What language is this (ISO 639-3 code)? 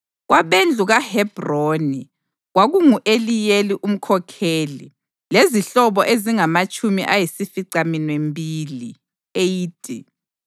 nde